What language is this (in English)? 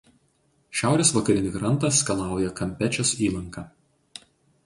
Lithuanian